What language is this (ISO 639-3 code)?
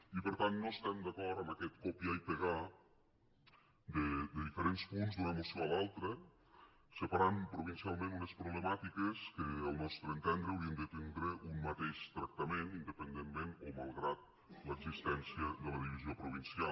cat